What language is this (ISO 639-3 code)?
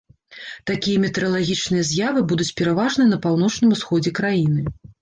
bel